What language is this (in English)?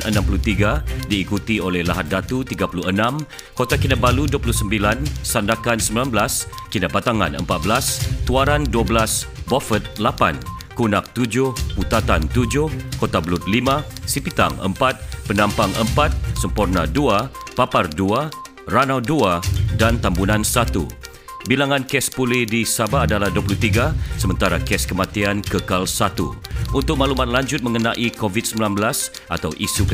Malay